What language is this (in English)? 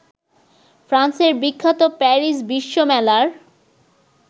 Bangla